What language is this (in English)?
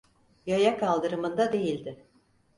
Turkish